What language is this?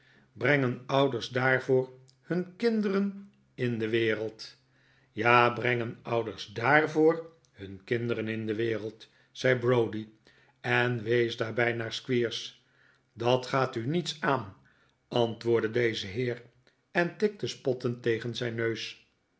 Dutch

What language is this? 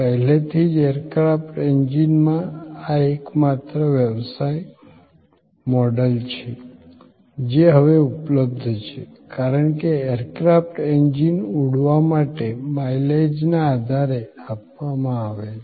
Gujarati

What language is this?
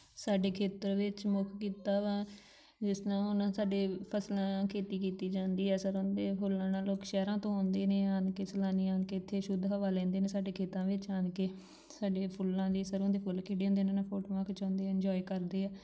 Punjabi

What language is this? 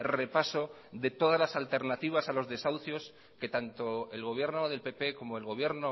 Spanish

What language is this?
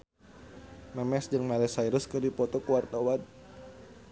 Sundanese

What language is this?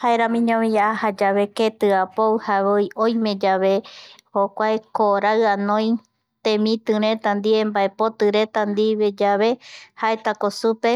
Eastern Bolivian Guaraní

